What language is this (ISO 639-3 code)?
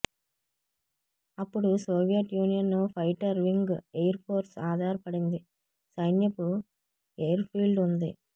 tel